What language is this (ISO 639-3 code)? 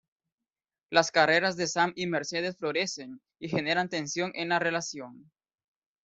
spa